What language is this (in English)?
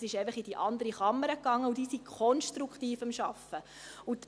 Swiss German